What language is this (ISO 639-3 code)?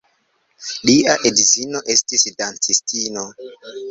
epo